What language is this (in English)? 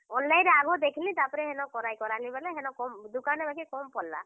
Odia